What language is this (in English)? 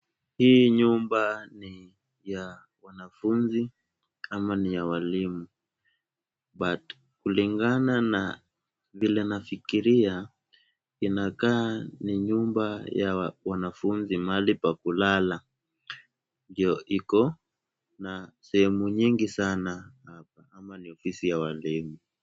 Swahili